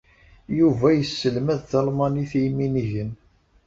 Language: Kabyle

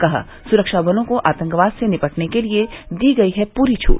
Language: Hindi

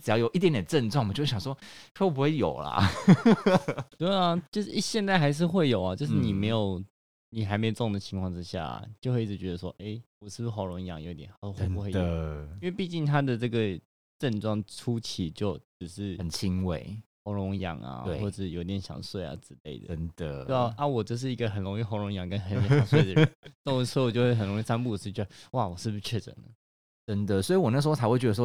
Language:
Chinese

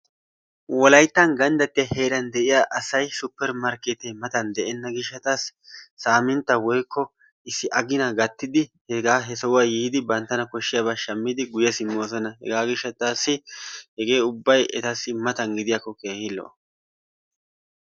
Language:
Wolaytta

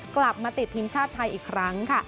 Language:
Thai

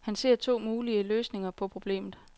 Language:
Danish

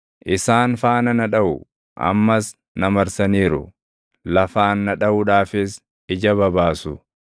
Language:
Oromo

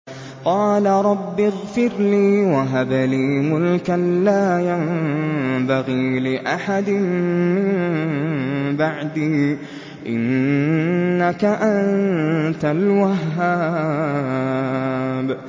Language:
Arabic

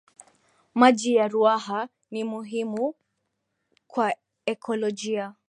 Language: Swahili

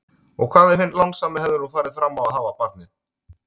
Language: Icelandic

